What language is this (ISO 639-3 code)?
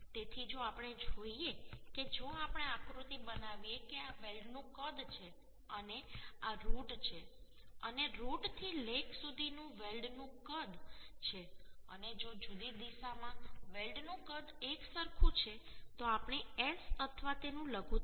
guj